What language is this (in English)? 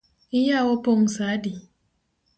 Luo (Kenya and Tanzania)